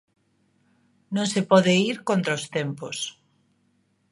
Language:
Galician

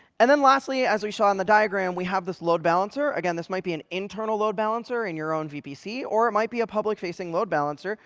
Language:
English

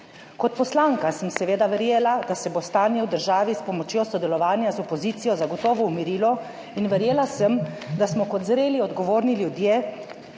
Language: Slovenian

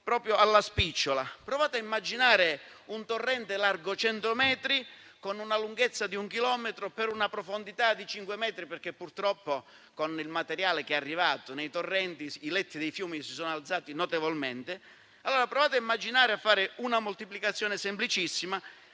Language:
Italian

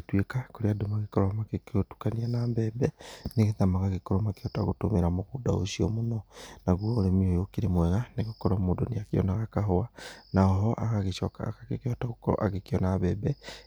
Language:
Kikuyu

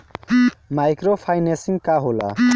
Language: Bhojpuri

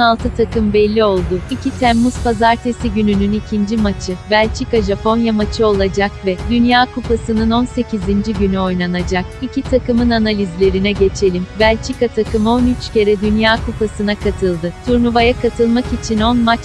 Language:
Turkish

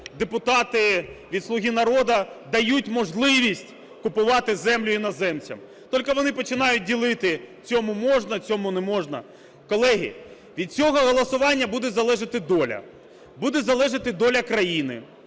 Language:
Ukrainian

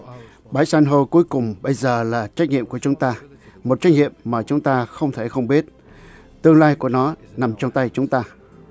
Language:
Vietnamese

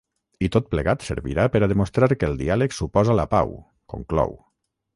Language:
Catalan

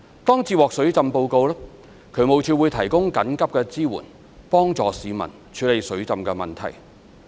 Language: Cantonese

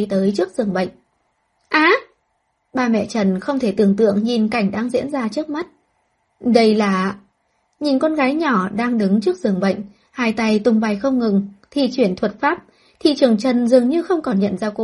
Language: Vietnamese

